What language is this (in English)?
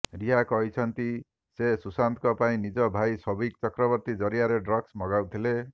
Odia